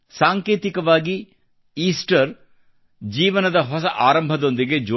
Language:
Kannada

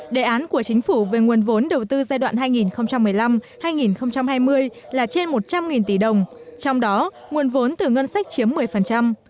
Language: Vietnamese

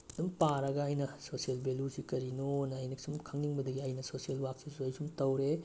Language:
Manipuri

